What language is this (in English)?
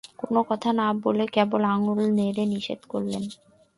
Bangla